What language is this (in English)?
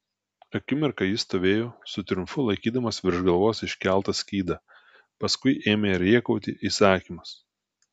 Lithuanian